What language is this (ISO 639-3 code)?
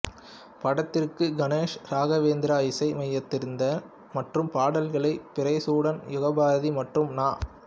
tam